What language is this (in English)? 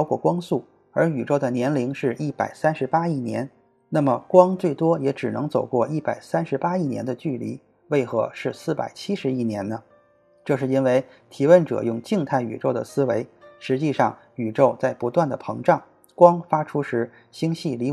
Chinese